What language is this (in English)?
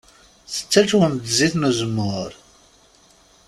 Kabyle